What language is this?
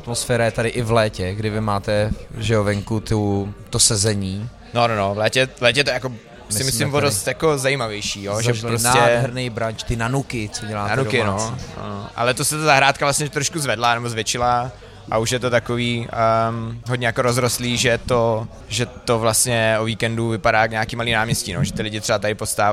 Czech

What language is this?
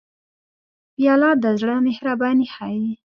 Pashto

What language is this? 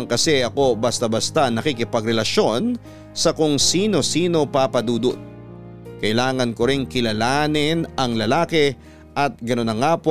Filipino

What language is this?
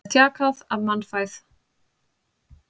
Icelandic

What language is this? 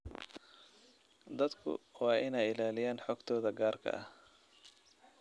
Somali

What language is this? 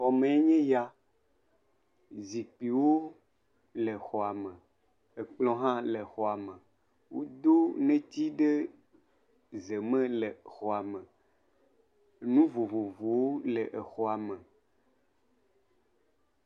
Ewe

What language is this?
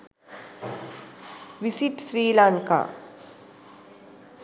Sinhala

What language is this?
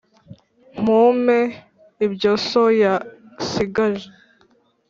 Kinyarwanda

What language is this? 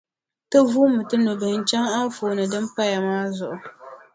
Dagbani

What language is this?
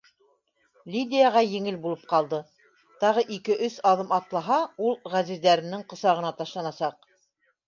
Bashkir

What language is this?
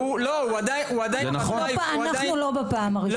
Hebrew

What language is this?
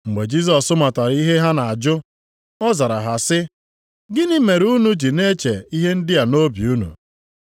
Igbo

